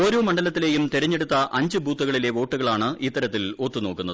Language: Malayalam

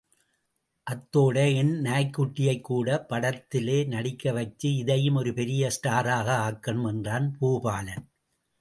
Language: Tamil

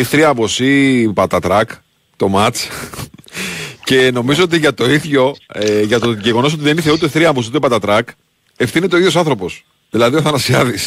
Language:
Greek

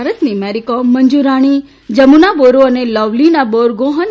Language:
Gujarati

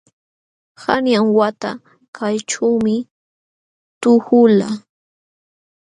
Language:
Jauja Wanca Quechua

